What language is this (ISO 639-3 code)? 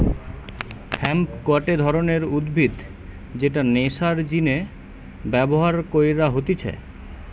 ben